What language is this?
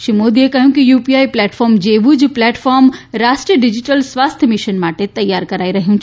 Gujarati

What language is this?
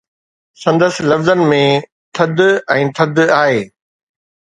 Sindhi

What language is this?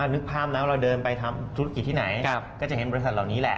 Thai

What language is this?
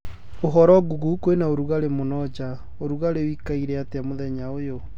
Kikuyu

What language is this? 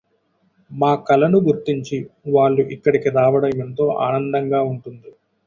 Telugu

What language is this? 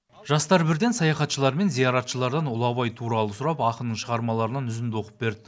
Kazakh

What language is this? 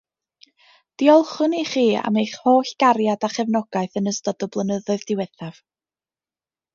Welsh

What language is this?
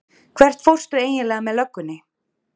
Icelandic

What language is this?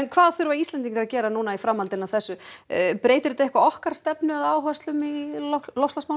Icelandic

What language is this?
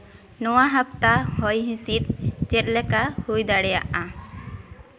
Santali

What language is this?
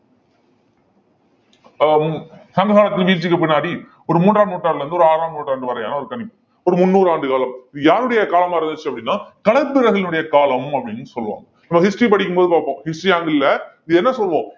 Tamil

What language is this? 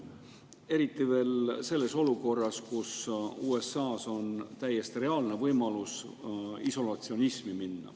Estonian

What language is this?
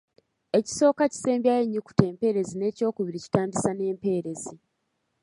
Ganda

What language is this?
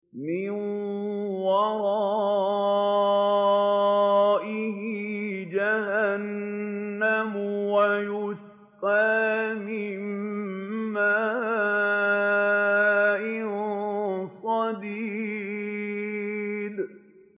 Arabic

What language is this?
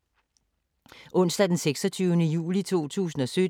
Danish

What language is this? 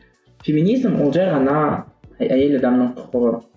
Kazakh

